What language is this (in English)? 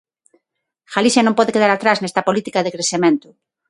Galician